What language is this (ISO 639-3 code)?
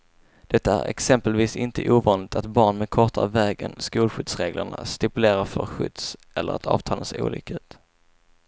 swe